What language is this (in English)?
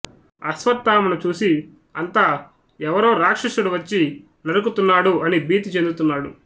Telugu